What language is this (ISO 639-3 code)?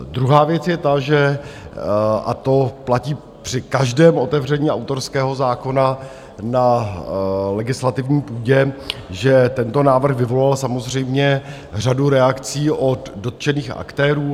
ces